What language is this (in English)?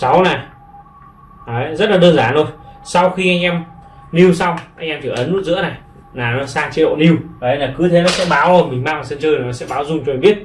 Vietnamese